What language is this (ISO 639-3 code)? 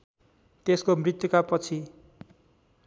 nep